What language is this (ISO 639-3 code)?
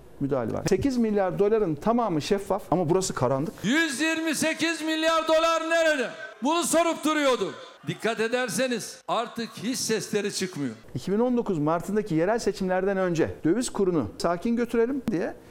tur